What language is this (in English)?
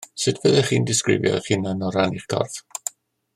Welsh